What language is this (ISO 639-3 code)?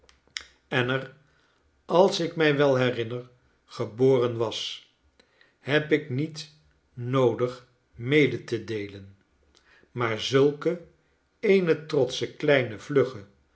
nld